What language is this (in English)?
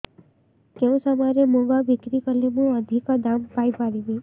Odia